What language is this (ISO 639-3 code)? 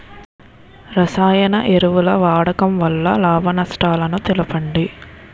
tel